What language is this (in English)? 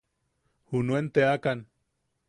Yaqui